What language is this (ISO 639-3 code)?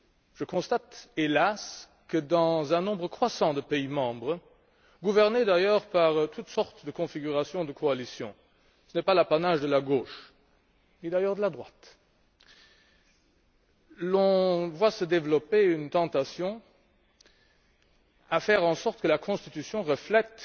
fra